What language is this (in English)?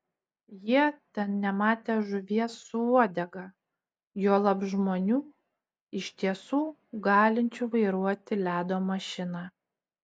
Lithuanian